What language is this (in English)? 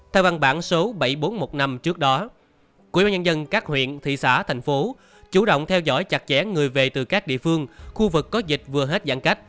Vietnamese